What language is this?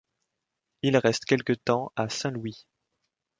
French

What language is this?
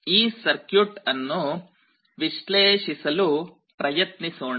Kannada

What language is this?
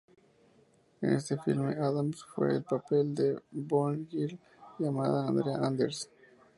Spanish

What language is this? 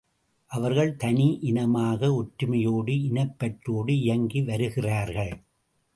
Tamil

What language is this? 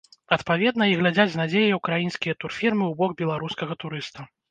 Belarusian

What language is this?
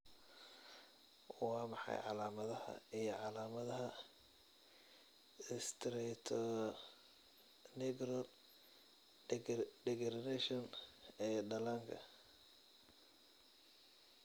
Somali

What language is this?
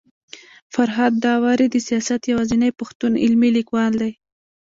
Pashto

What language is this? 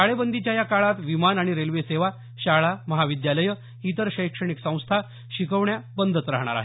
Marathi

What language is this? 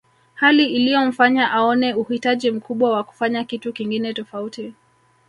Swahili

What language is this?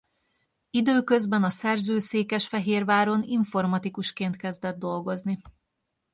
Hungarian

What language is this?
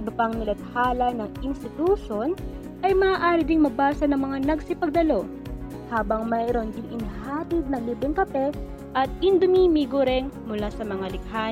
Filipino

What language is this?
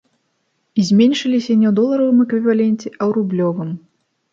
Belarusian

